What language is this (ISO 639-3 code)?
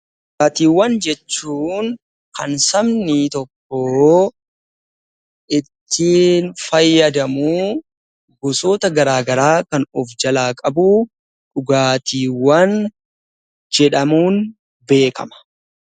orm